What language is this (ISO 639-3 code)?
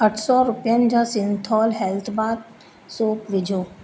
snd